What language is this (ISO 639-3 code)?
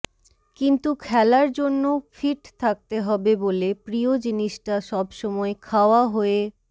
ben